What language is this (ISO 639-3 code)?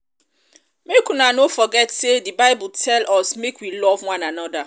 pcm